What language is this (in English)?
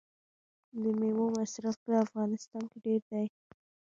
Pashto